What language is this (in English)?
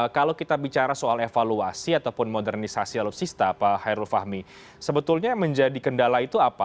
Indonesian